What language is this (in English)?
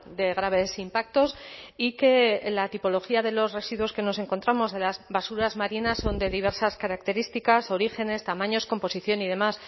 Spanish